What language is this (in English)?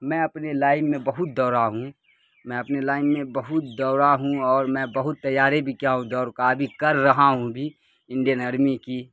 Urdu